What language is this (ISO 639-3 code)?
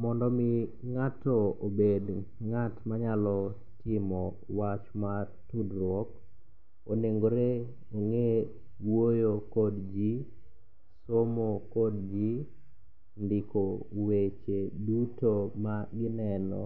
luo